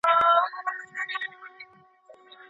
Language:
Pashto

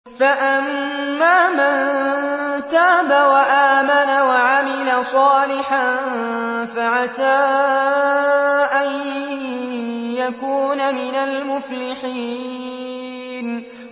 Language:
Arabic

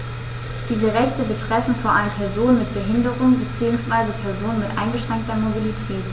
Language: German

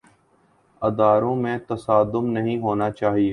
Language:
Urdu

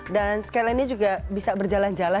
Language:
Indonesian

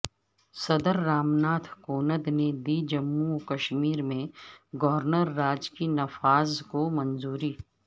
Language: Urdu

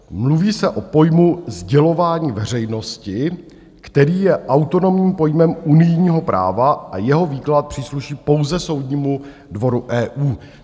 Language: Czech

